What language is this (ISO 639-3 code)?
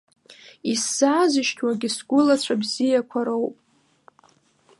abk